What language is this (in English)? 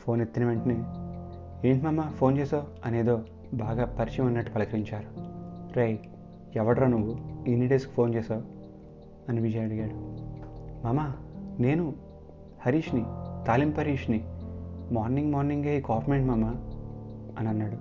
Telugu